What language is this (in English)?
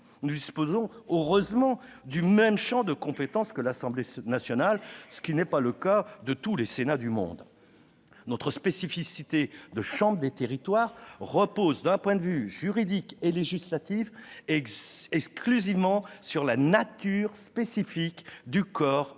French